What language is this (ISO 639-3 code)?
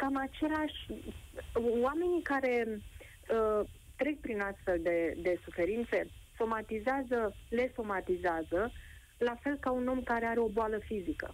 ron